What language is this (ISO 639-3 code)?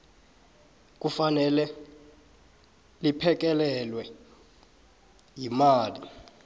nbl